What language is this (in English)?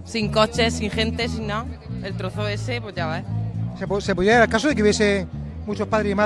Spanish